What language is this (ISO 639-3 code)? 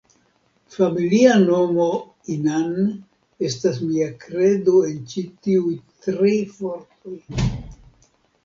epo